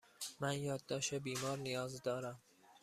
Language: Persian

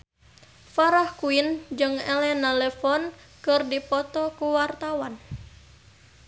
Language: Sundanese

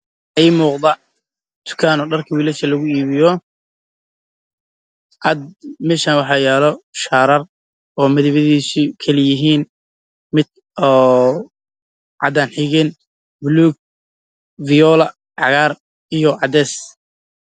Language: Somali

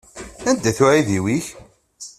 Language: Kabyle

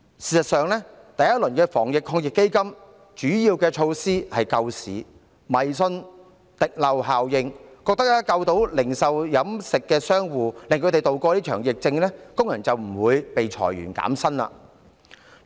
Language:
Cantonese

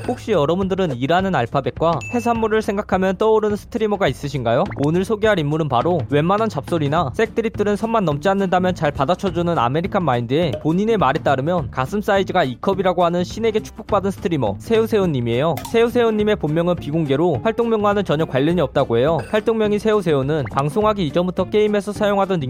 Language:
Korean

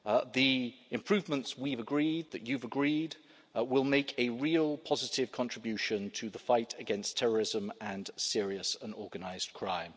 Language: English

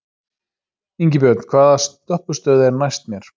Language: Icelandic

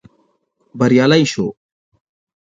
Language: Pashto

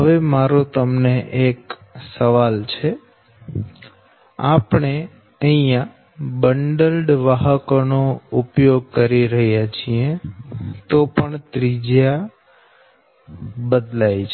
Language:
Gujarati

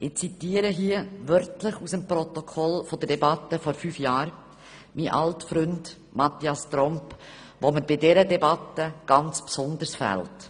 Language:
Swiss German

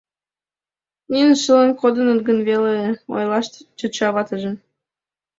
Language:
Mari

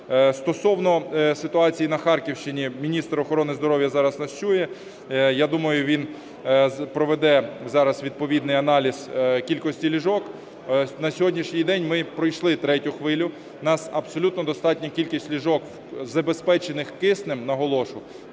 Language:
Ukrainian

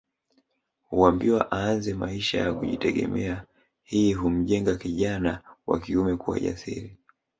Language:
Swahili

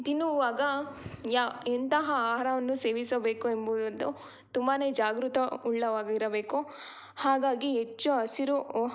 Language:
Kannada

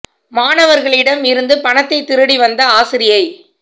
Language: Tamil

